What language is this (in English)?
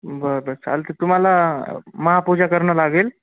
Marathi